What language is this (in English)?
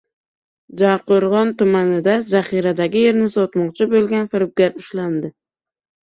Uzbek